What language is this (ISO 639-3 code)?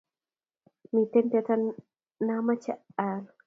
kln